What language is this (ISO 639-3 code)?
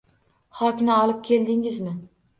uzb